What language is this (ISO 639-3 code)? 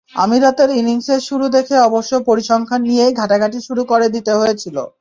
ben